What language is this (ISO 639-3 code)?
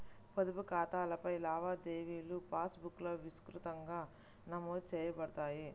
tel